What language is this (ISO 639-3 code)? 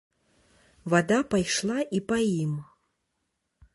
bel